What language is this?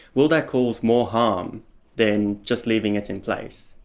English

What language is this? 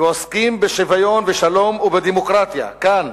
Hebrew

